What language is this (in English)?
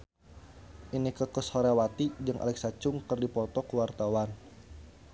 Sundanese